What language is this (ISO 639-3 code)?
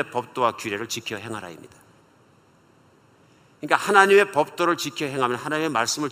kor